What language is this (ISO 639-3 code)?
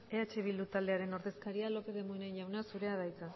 eus